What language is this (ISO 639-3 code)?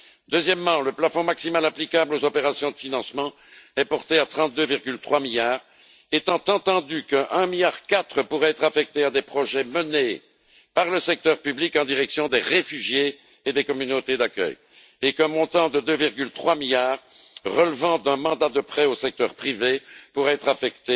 fra